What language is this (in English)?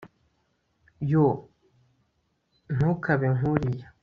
Kinyarwanda